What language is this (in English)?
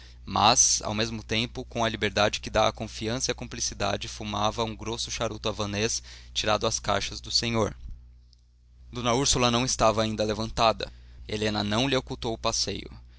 Portuguese